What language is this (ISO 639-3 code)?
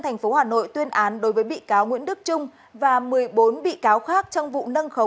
vie